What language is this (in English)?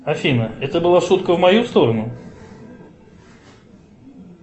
Russian